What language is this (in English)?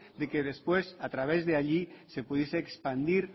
Spanish